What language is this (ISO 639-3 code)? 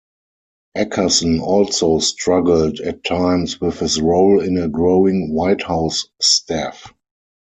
eng